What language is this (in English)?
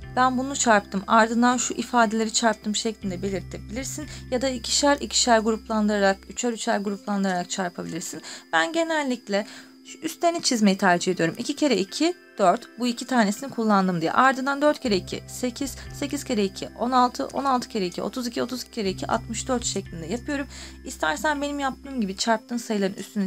Turkish